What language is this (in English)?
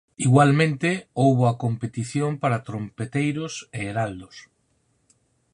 Galician